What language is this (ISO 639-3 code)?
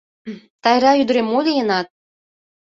chm